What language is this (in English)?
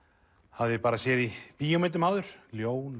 Icelandic